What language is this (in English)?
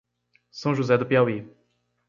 Portuguese